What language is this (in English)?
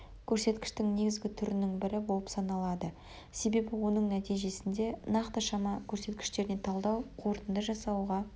Kazakh